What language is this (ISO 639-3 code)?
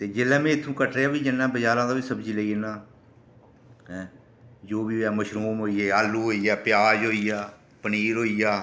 doi